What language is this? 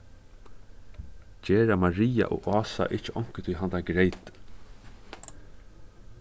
Faroese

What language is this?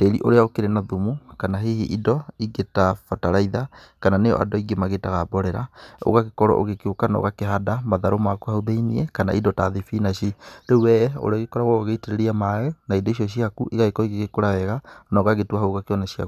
Kikuyu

